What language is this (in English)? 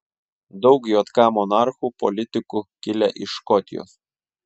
Lithuanian